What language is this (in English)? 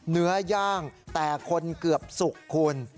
Thai